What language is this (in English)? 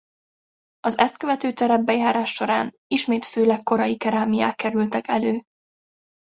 Hungarian